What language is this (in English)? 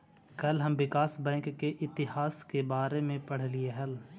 Magahi